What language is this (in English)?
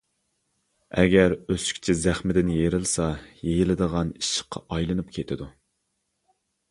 Uyghur